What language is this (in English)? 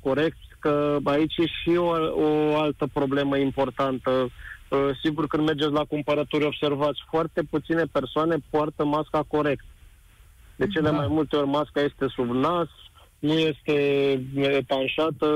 Romanian